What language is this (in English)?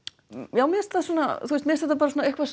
Icelandic